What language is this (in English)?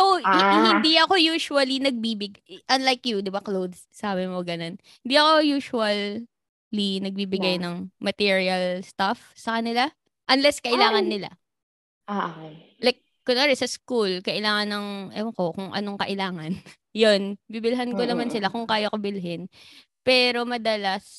Filipino